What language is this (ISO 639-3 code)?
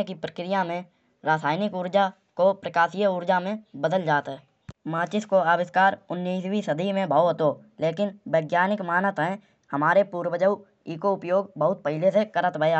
bjj